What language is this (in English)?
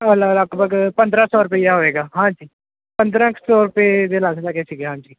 Punjabi